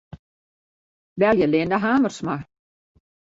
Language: Western Frisian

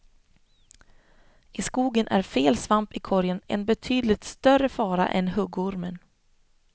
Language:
Swedish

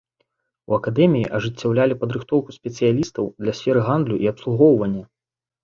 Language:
Belarusian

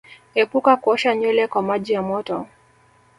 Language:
Swahili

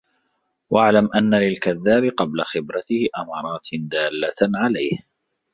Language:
Arabic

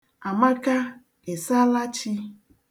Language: Igbo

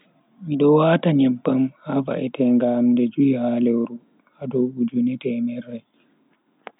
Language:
Bagirmi Fulfulde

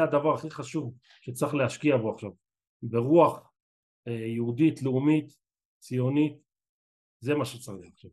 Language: Hebrew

